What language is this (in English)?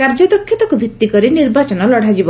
Odia